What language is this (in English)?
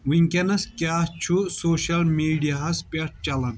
Kashmiri